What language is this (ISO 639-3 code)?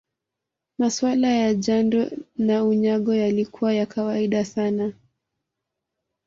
swa